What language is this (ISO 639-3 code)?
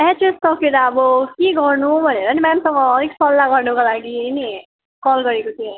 nep